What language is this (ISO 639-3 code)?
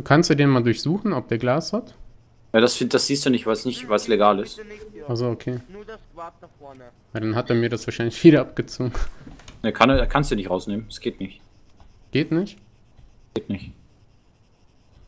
deu